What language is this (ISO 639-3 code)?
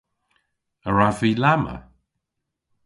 cor